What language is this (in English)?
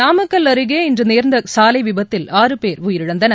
Tamil